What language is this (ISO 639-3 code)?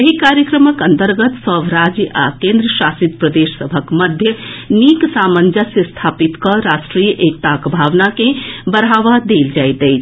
mai